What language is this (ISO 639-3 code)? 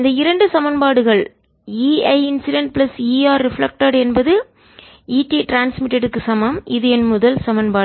tam